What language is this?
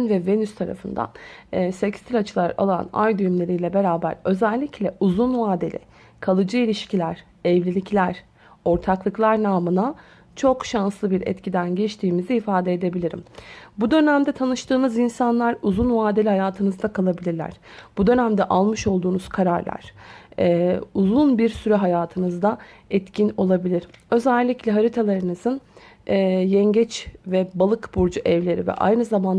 Turkish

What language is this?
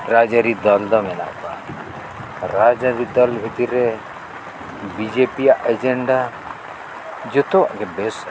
Santali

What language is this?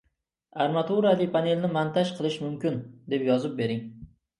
Uzbek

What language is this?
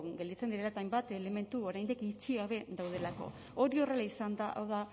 Basque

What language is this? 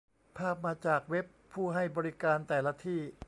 Thai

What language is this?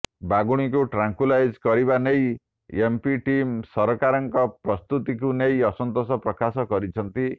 Odia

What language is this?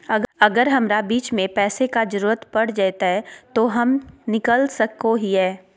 Magahi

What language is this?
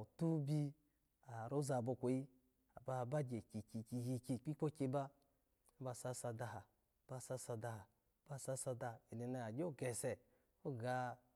Alago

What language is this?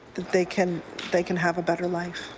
English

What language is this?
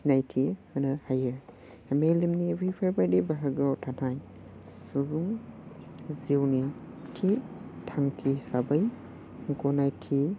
Bodo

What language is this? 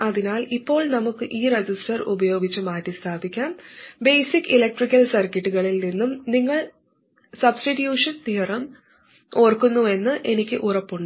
Malayalam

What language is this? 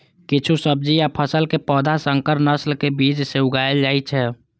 Maithili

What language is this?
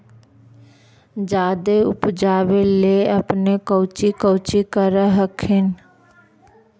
Magahi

